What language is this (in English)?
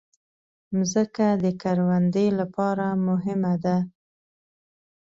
Pashto